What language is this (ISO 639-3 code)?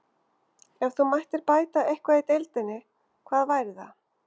isl